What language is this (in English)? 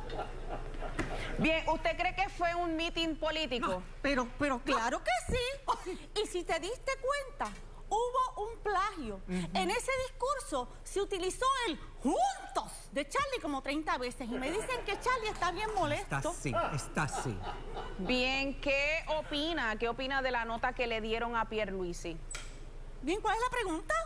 Spanish